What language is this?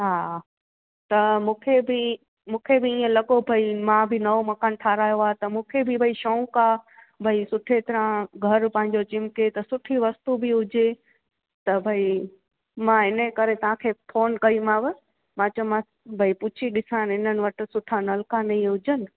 Sindhi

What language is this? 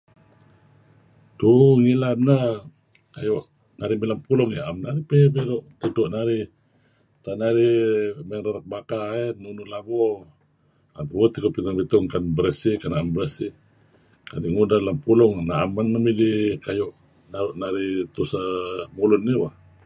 Kelabit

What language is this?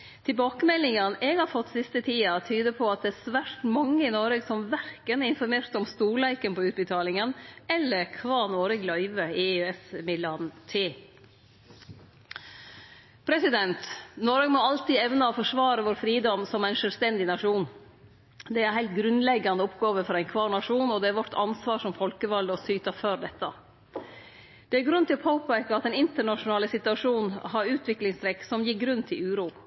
Norwegian Nynorsk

